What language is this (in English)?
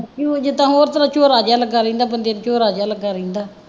Punjabi